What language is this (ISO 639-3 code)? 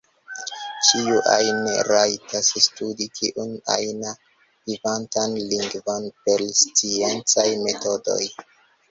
epo